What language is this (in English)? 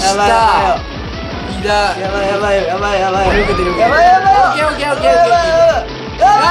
Japanese